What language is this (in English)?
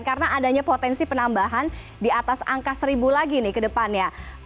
Indonesian